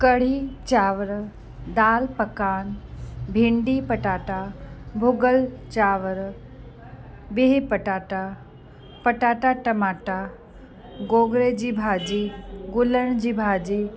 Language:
Sindhi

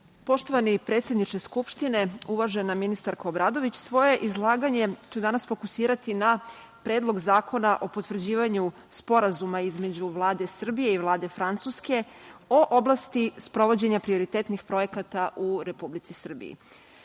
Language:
Serbian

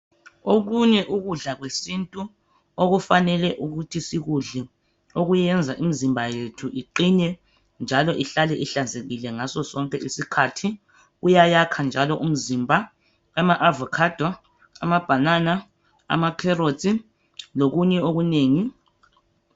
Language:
North Ndebele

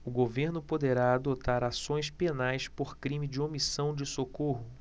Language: Portuguese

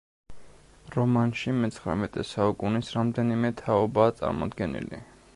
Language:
Georgian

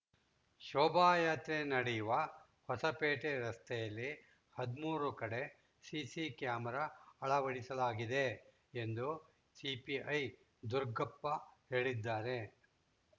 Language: Kannada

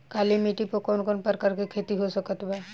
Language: Bhojpuri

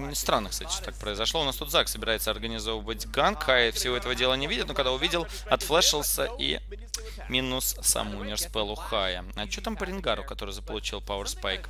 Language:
Russian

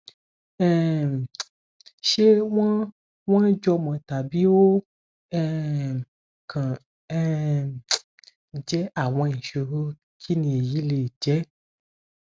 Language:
Yoruba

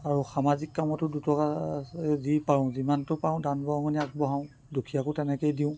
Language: Assamese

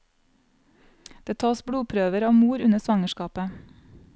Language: Norwegian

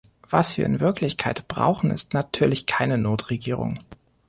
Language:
German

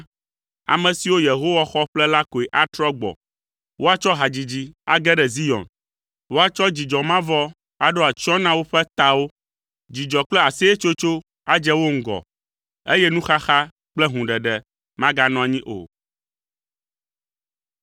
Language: Ewe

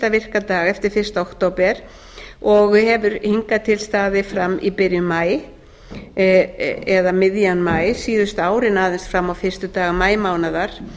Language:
Icelandic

